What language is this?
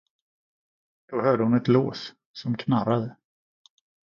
Swedish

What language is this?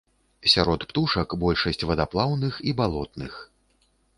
Belarusian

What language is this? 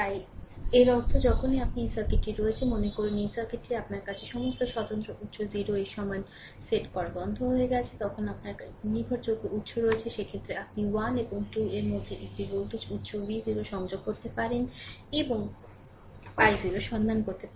Bangla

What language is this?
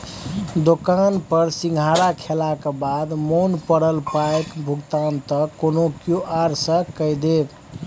Maithili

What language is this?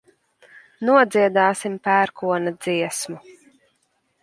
Latvian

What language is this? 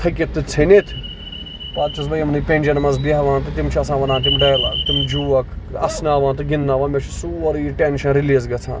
Kashmiri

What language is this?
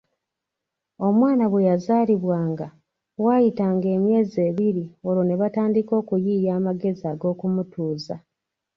Ganda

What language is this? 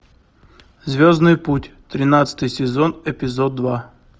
Russian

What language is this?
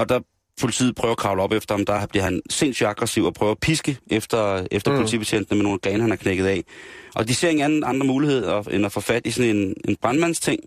Danish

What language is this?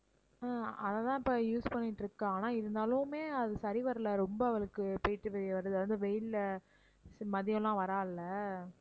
Tamil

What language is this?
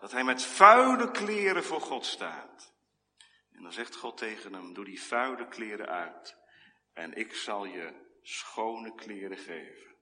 Dutch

